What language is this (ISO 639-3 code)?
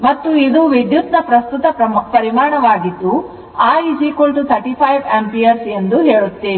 kan